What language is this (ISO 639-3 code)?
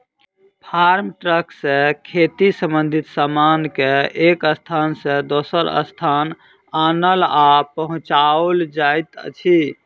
mai